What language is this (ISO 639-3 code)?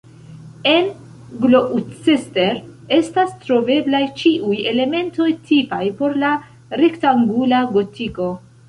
epo